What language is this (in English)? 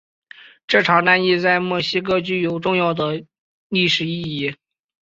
Chinese